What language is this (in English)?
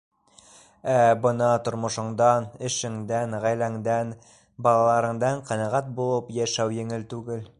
Bashkir